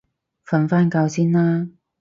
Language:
Cantonese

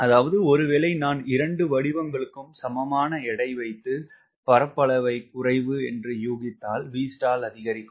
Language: Tamil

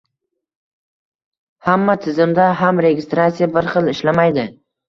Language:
Uzbek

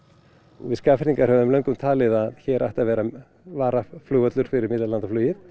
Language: Icelandic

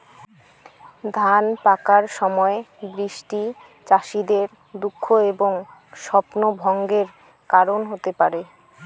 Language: Bangla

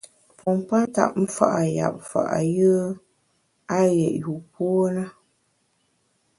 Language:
Bamun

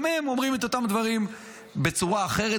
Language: Hebrew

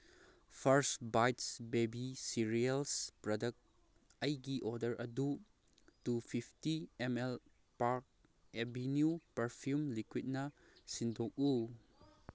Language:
Manipuri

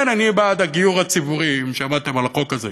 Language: Hebrew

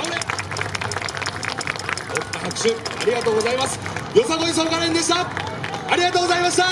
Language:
Japanese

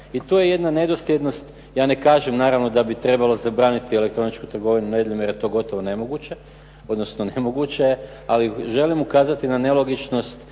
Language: Croatian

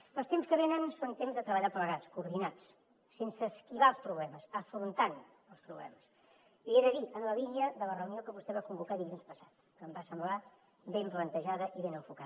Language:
Catalan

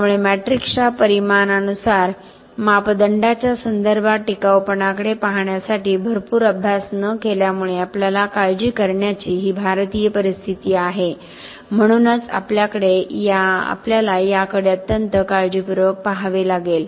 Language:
Marathi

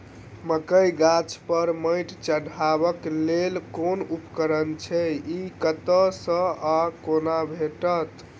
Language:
Maithili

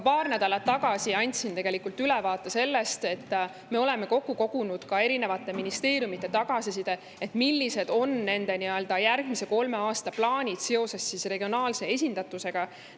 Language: Estonian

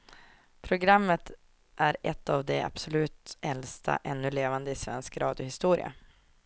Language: Swedish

